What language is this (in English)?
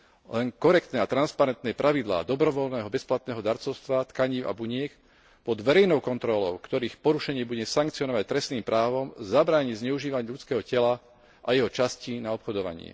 Slovak